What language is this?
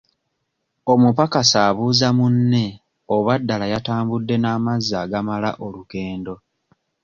Ganda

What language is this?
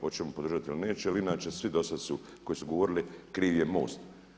Croatian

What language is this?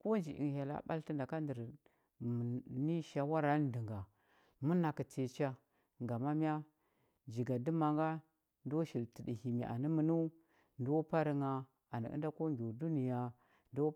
Huba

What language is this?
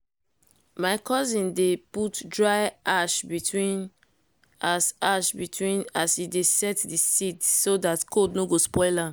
Nigerian Pidgin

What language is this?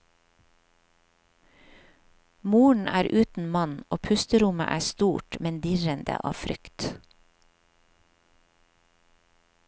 Norwegian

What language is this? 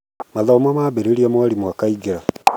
Kikuyu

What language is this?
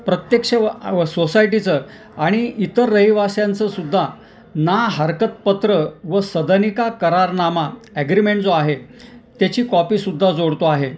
Marathi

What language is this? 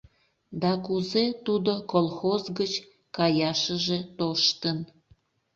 Mari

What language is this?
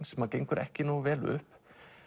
Icelandic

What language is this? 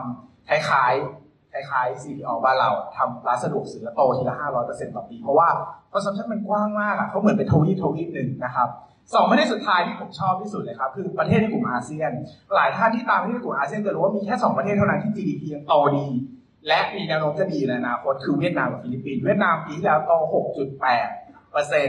Thai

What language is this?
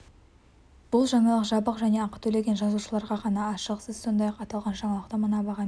Kazakh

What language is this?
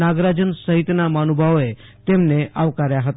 Gujarati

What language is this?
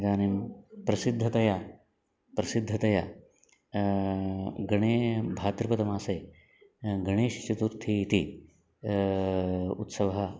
Sanskrit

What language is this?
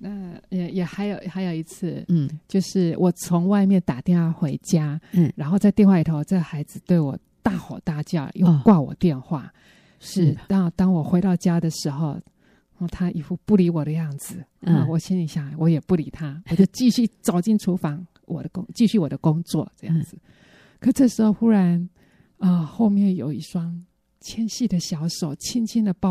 Chinese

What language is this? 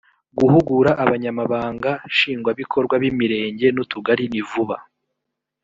Kinyarwanda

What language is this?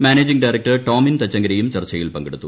Malayalam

